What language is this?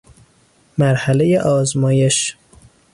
Persian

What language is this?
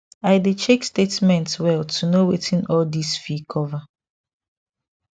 Nigerian Pidgin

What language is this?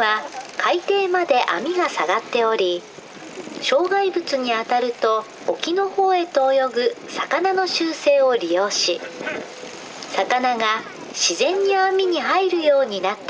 Japanese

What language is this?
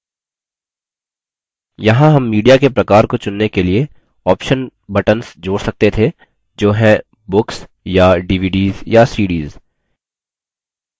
Hindi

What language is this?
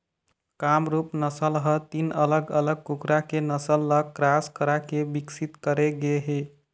Chhattisgarhi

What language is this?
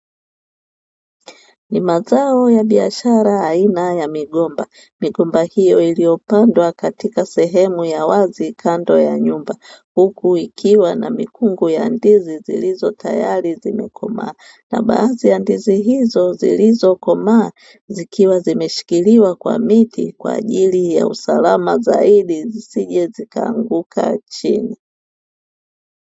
Swahili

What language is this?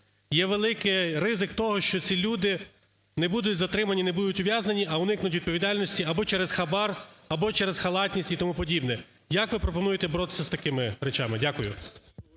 Ukrainian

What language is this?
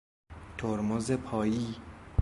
Persian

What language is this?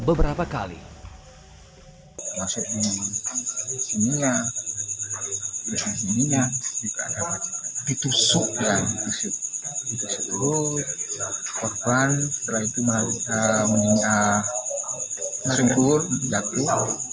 Indonesian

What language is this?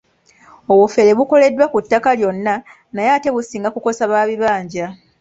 Ganda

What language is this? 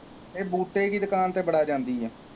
Punjabi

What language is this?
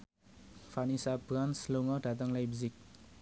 Javanese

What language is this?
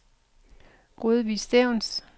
Danish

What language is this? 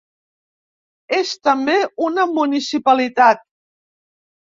Catalan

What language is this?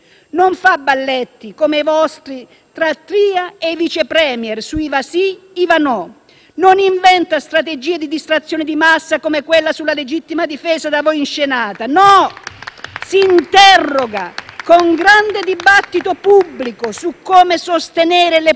Italian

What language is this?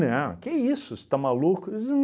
Portuguese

